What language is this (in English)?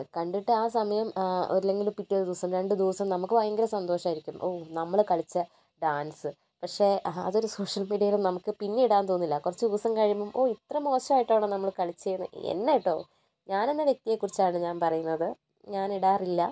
Malayalam